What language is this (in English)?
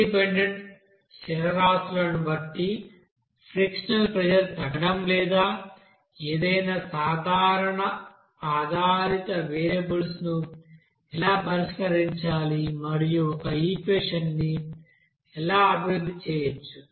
Telugu